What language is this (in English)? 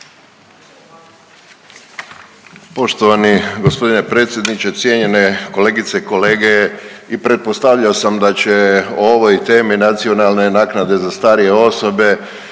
Croatian